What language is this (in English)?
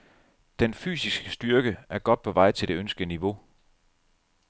Danish